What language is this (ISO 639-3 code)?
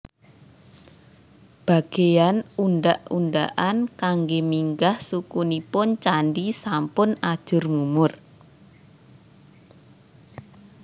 jav